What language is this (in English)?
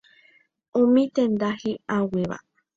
Guarani